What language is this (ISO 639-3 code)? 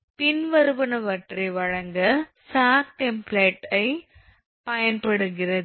tam